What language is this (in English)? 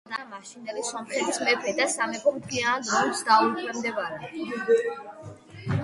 Georgian